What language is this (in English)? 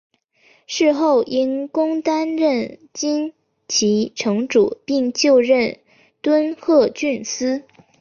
Chinese